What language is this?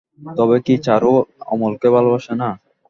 Bangla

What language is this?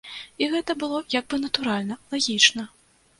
Belarusian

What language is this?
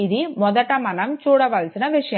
Telugu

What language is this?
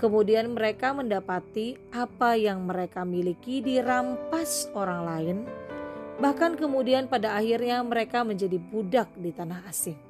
Indonesian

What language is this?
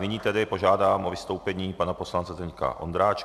Czech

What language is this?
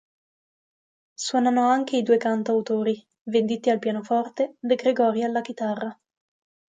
Italian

